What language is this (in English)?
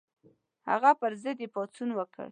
Pashto